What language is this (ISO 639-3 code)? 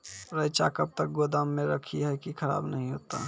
mai